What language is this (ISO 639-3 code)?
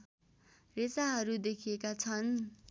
nep